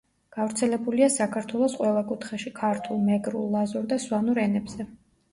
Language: Georgian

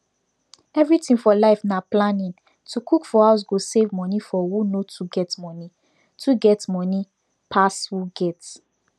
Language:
Nigerian Pidgin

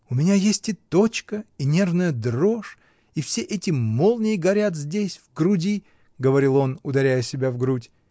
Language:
Russian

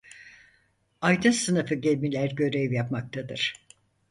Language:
Turkish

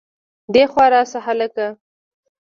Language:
Pashto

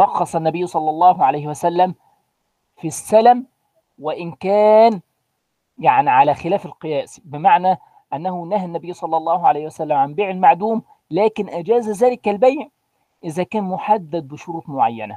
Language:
Arabic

